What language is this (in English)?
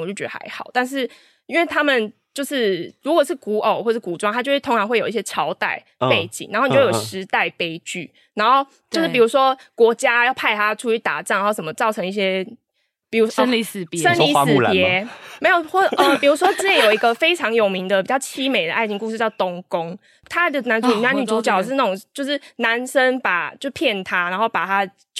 Chinese